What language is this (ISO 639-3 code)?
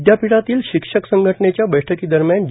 mar